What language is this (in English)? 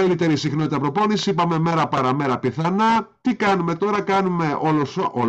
Greek